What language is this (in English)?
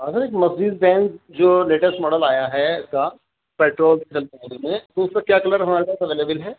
Urdu